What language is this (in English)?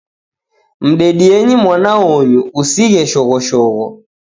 Taita